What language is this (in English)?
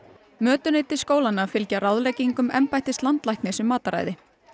Icelandic